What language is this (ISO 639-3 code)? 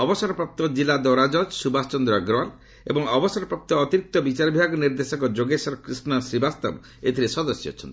ori